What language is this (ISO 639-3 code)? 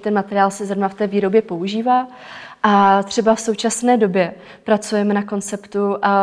ces